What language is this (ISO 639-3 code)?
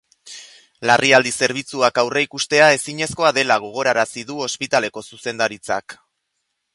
eus